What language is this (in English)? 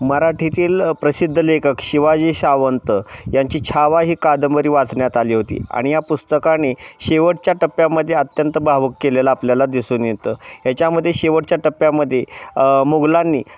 Marathi